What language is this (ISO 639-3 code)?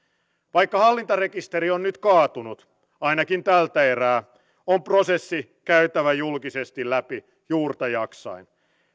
fin